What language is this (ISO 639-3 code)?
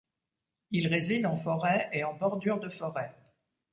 fra